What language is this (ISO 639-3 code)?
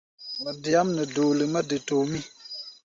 gba